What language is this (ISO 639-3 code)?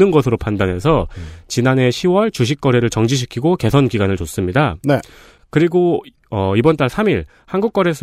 kor